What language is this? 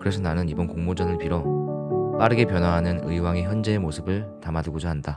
Korean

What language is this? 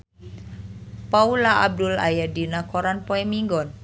Sundanese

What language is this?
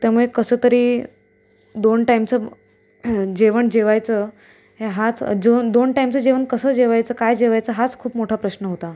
Marathi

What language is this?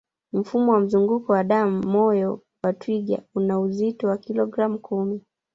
Swahili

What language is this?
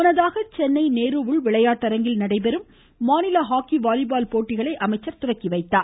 Tamil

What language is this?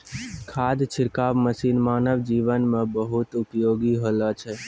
Maithili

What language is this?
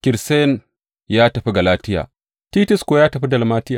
Hausa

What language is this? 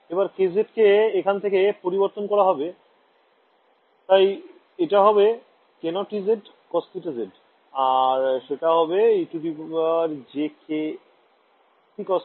Bangla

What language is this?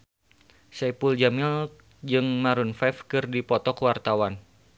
Sundanese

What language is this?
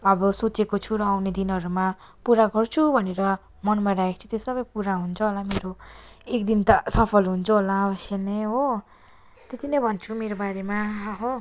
Nepali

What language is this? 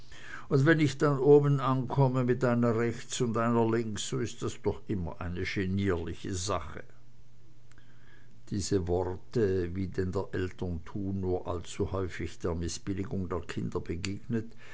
German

